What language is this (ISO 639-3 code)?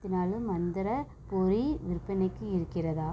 tam